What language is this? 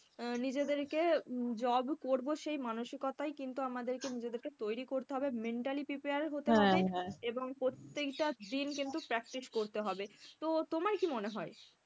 Bangla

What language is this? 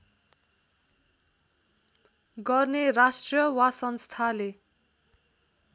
Nepali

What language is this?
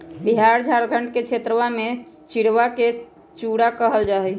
Magahi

